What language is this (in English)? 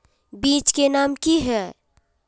Magahi